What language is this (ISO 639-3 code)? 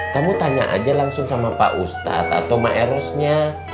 ind